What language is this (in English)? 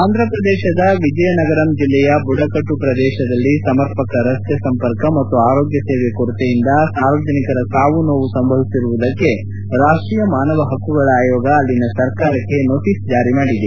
Kannada